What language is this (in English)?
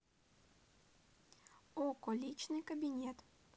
Russian